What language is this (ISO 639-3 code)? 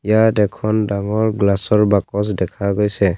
asm